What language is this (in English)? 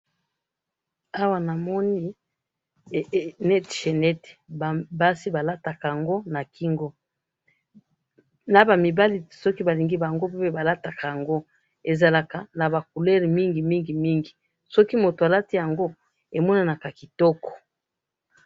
Lingala